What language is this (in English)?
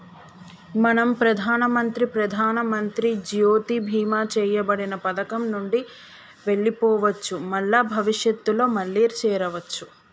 Telugu